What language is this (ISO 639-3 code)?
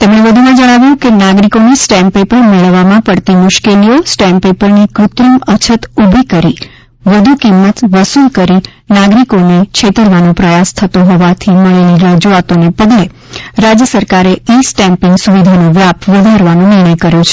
guj